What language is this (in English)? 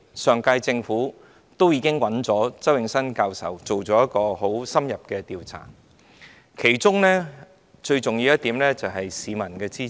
Cantonese